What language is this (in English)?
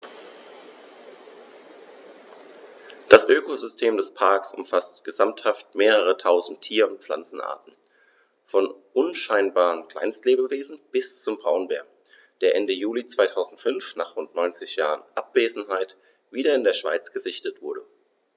German